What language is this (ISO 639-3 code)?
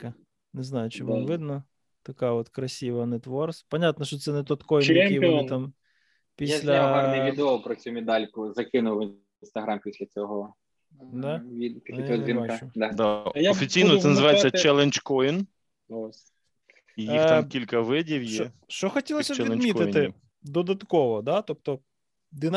ukr